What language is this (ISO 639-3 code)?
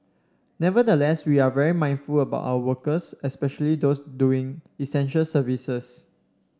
eng